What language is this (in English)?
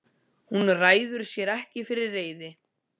Icelandic